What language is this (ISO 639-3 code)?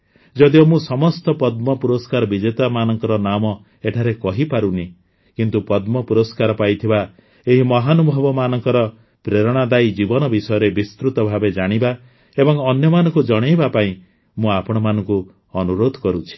ori